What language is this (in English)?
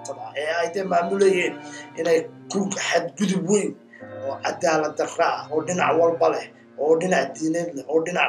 Arabic